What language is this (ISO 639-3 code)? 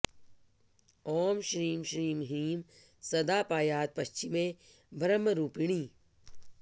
san